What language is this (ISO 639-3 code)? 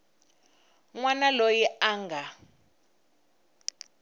tso